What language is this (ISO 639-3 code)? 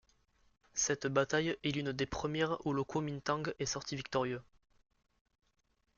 fra